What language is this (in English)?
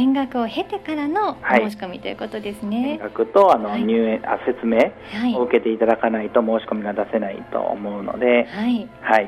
Japanese